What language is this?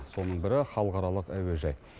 Kazakh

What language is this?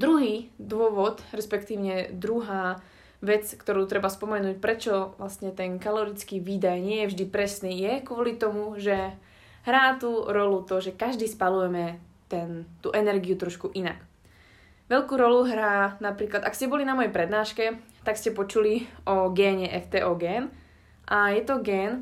Slovak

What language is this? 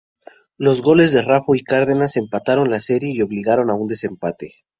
Spanish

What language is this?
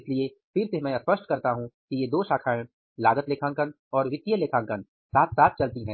Hindi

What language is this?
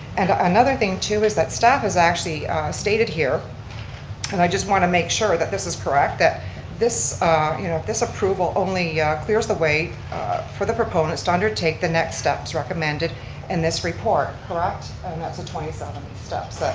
English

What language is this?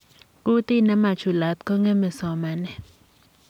Kalenjin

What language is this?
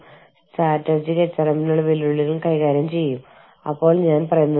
Malayalam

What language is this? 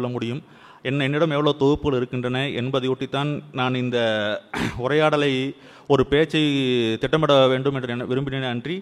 Tamil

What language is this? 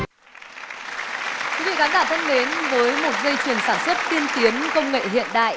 Vietnamese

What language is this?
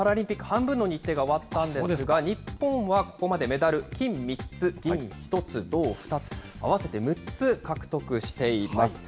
Japanese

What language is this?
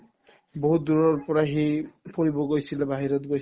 Assamese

